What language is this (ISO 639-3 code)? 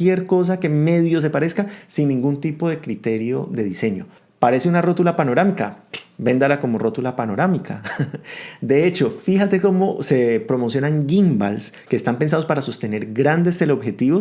spa